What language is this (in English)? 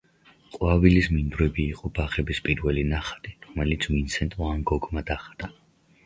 Georgian